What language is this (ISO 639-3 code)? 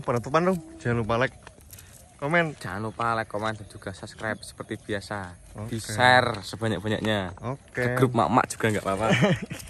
ind